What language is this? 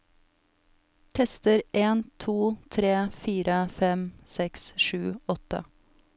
Norwegian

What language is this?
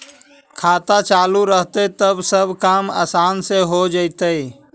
Magahi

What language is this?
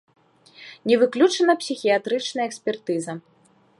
Belarusian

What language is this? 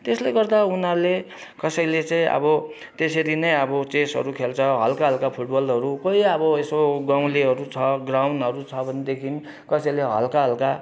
Nepali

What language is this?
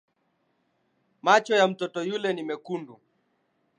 Swahili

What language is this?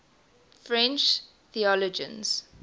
English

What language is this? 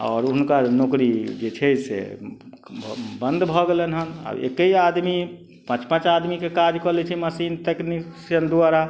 Maithili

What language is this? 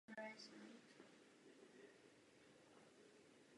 Czech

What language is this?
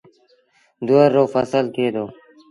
Sindhi Bhil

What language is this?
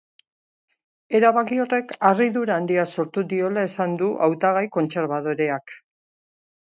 Basque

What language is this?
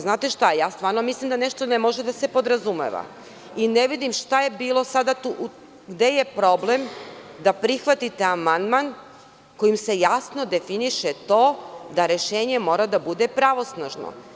Serbian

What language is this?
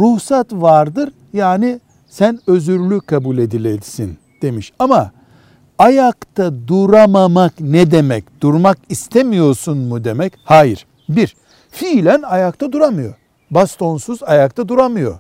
Turkish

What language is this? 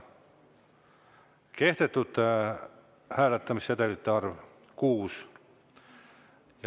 Estonian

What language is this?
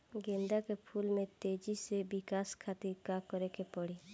Bhojpuri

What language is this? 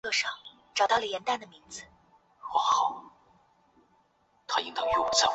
Chinese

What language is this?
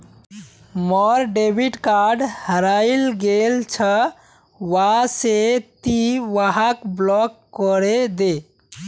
Magahi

